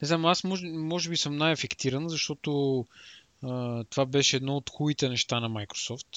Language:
Bulgarian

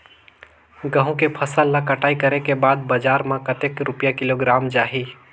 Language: Chhattisgarhi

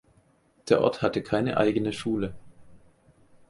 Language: German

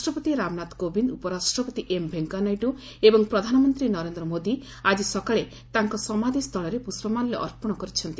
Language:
Odia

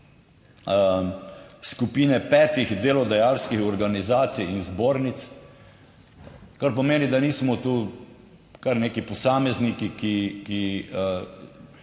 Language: Slovenian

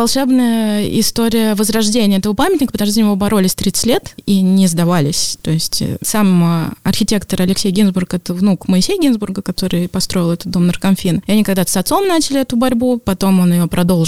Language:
Russian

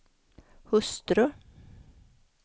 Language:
Swedish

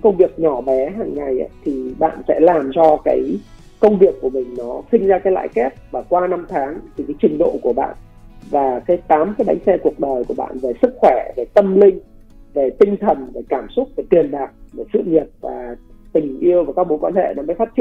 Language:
Vietnamese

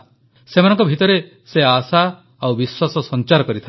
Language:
Odia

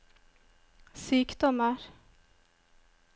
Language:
Norwegian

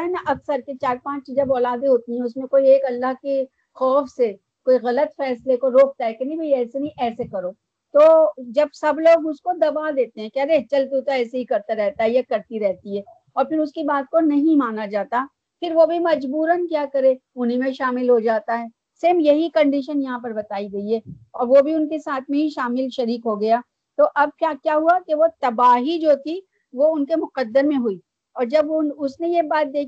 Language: Urdu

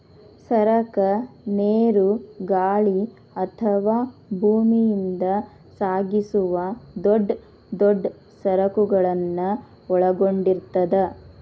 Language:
Kannada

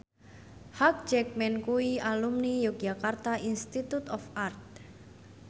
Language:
Javanese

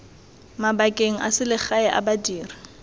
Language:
Tswana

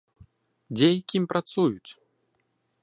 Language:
Belarusian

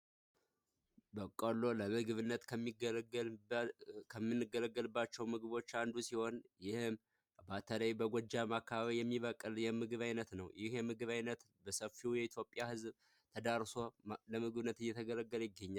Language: Amharic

